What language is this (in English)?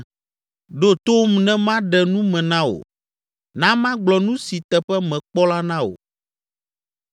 Ewe